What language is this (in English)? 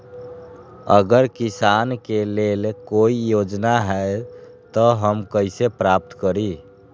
Magahi